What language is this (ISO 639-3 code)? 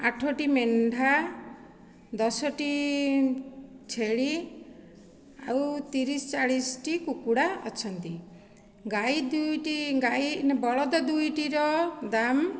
ori